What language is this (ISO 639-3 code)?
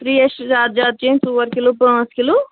kas